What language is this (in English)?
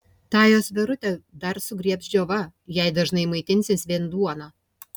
Lithuanian